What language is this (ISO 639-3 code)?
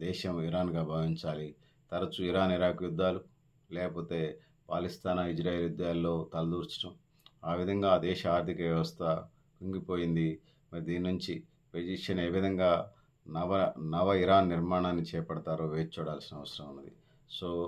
tel